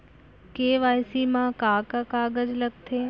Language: Chhattisgarhi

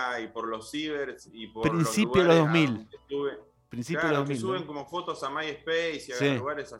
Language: Spanish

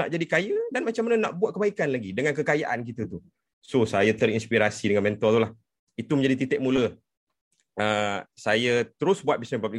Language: Malay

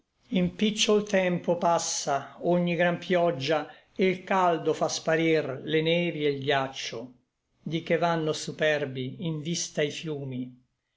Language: Italian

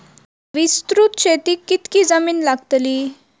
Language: Marathi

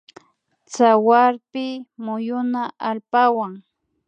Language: Imbabura Highland Quichua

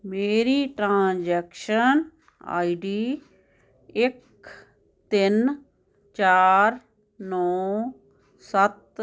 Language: Punjabi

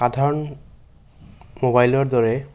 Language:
Assamese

